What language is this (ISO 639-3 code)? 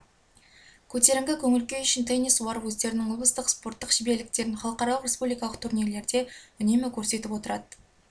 kaz